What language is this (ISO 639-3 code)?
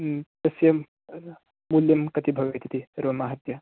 san